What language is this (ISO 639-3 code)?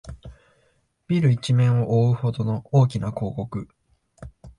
jpn